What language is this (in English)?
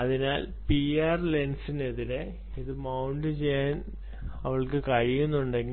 Malayalam